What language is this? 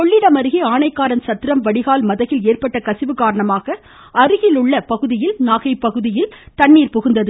Tamil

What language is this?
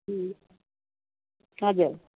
Nepali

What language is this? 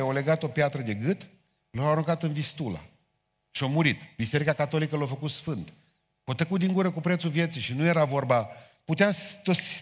Romanian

